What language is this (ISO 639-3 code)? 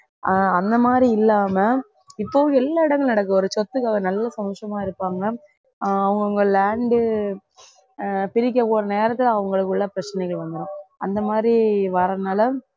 tam